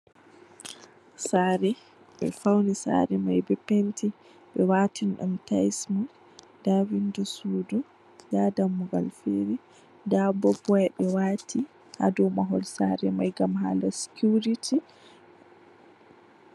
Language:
Fula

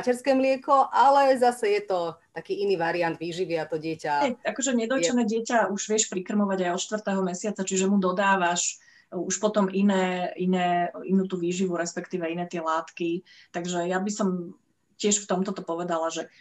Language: Slovak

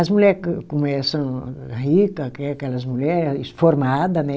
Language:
Portuguese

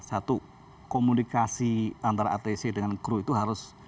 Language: Indonesian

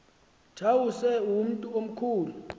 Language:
Xhosa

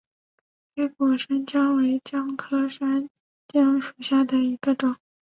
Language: Chinese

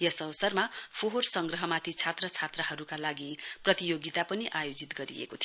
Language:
Nepali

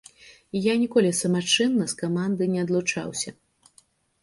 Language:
Belarusian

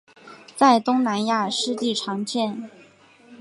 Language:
Chinese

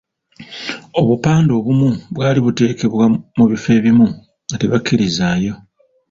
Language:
Ganda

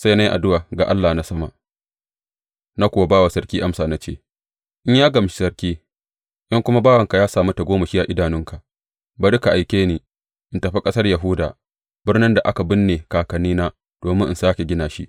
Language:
Hausa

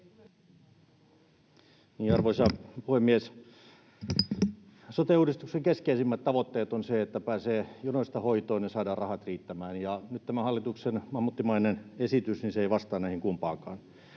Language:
Finnish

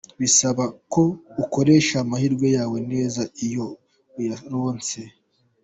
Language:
Kinyarwanda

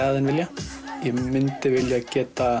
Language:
Icelandic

